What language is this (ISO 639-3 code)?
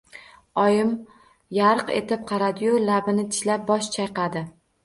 uzb